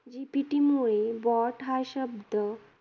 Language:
Marathi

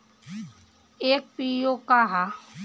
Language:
Bhojpuri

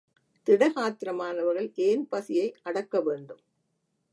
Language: Tamil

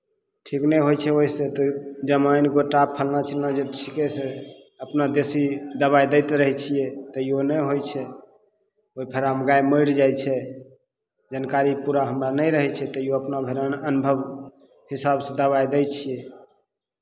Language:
Maithili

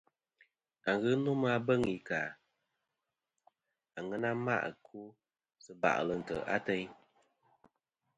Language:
Kom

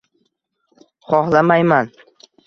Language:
Uzbek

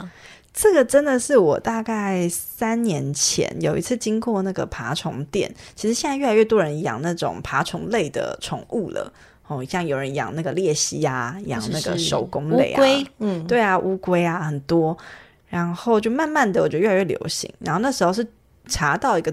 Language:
Chinese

